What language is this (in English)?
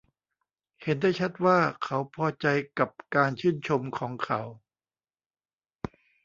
Thai